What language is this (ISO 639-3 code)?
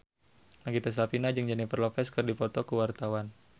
sun